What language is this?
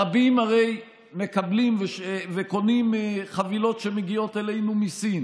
Hebrew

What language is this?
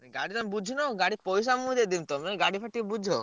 Odia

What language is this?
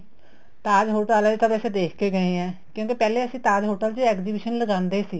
Punjabi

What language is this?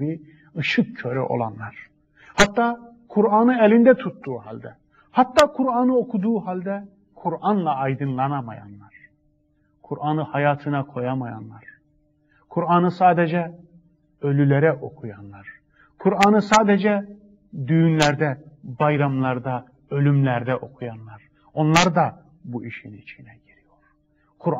Turkish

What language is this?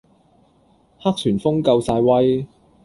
Cantonese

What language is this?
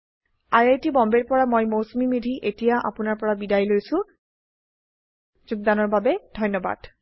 Assamese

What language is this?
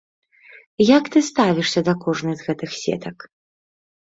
Belarusian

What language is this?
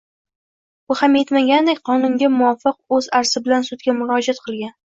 Uzbek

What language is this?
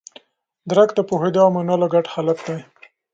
Pashto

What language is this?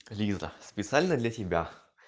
Russian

